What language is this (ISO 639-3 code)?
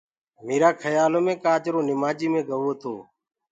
ggg